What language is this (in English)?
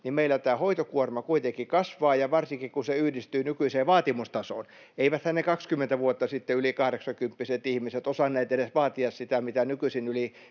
Finnish